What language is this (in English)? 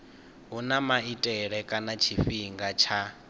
Venda